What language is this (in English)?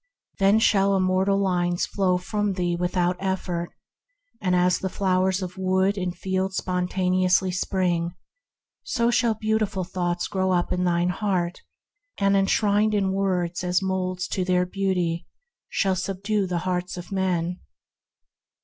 English